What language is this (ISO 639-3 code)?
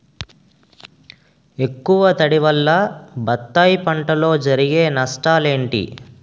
tel